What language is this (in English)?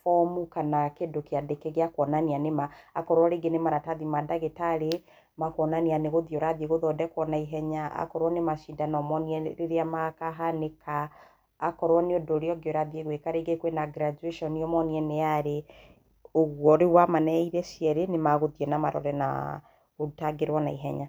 Kikuyu